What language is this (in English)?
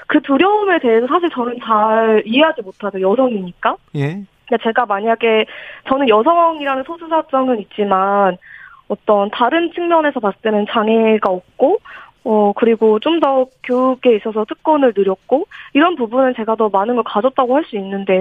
Korean